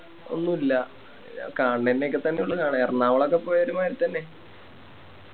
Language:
Malayalam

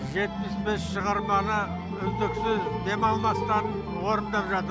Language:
Kazakh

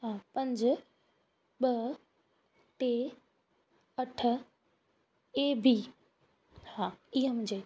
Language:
Sindhi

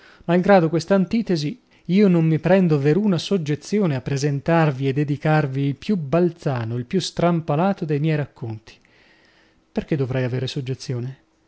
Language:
Italian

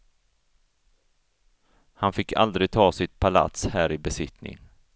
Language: Swedish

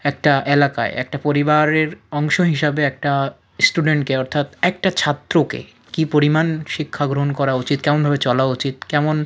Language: Bangla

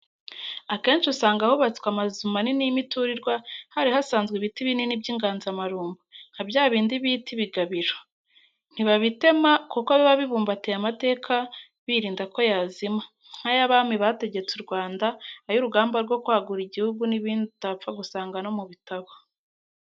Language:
Kinyarwanda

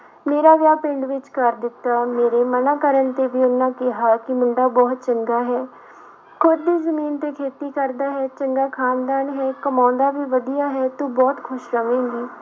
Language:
Punjabi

